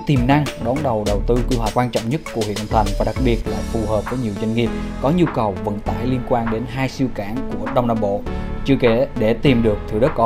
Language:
Vietnamese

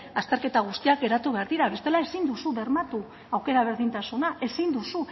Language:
Basque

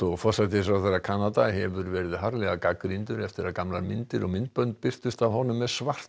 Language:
Icelandic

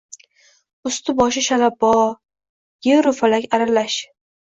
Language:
Uzbek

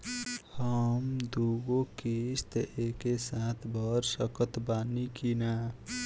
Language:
Bhojpuri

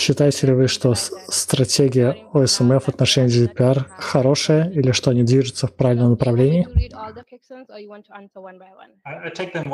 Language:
Russian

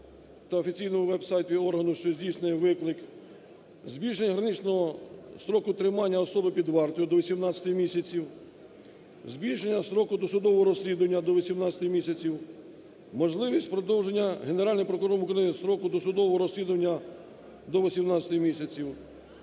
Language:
Ukrainian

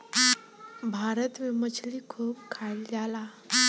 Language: Bhojpuri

